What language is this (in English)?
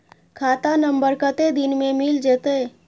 Maithili